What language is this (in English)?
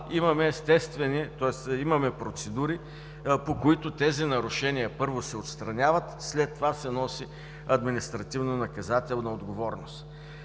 Bulgarian